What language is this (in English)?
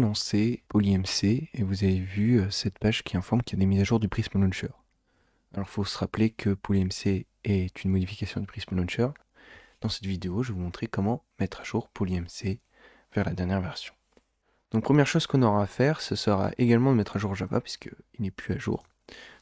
French